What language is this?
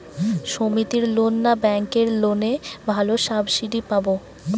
Bangla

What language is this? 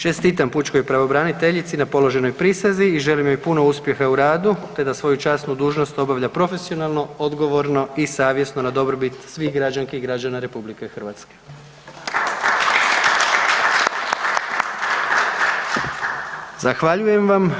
Croatian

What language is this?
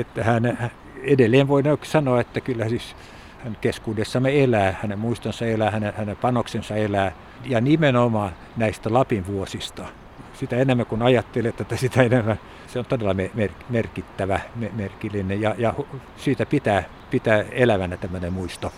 Finnish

